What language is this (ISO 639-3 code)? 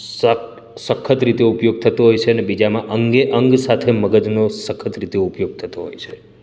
guj